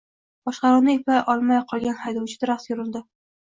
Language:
Uzbek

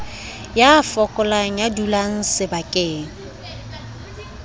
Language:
Southern Sotho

